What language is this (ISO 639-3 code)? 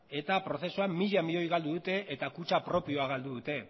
eus